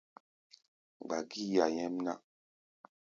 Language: Gbaya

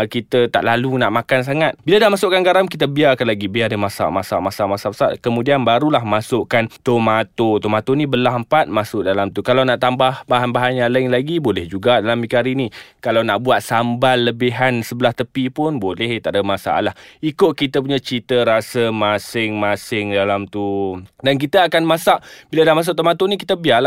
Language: Malay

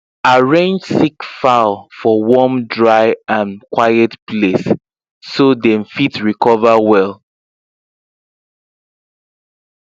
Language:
Nigerian Pidgin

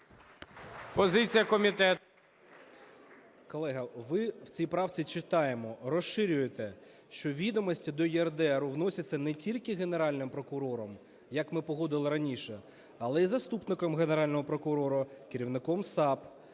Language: Ukrainian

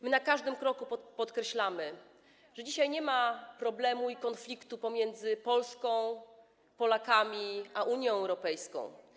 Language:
Polish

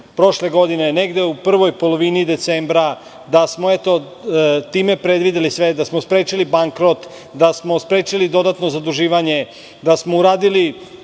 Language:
Serbian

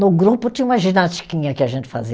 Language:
Portuguese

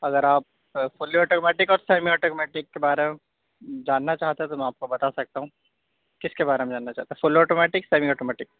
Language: Urdu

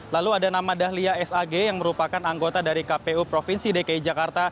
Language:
Indonesian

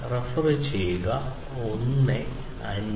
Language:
Malayalam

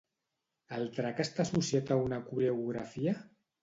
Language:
Catalan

